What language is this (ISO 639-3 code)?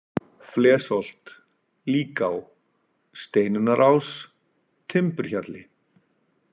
isl